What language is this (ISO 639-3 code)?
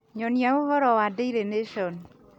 kik